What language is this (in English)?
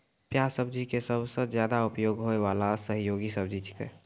Maithili